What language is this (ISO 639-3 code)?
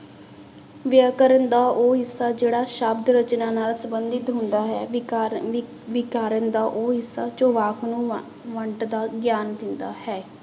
pan